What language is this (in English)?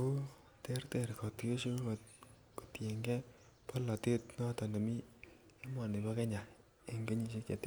Kalenjin